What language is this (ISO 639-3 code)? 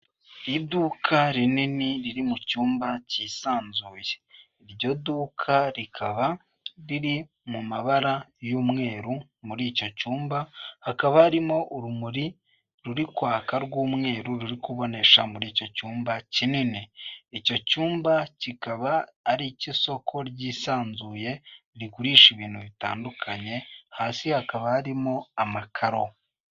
kin